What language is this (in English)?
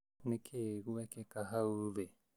Kikuyu